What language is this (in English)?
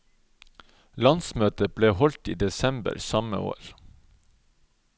Norwegian